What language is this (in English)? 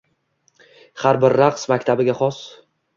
Uzbek